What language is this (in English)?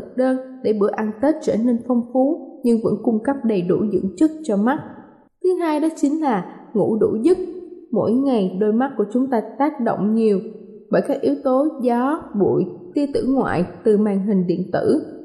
Vietnamese